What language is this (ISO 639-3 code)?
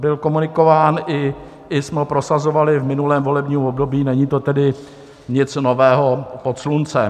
ces